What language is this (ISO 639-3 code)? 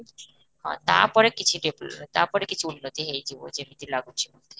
ori